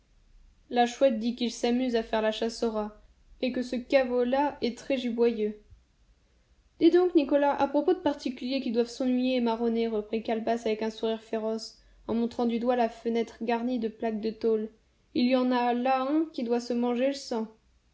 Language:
French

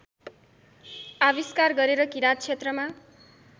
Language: Nepali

